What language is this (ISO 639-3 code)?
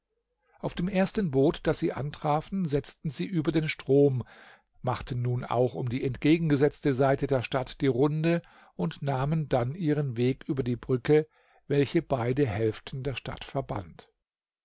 deu